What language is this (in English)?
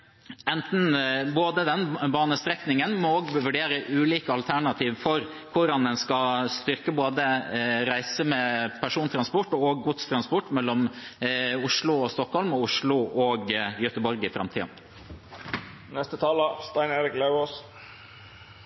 Norwegian Bokmål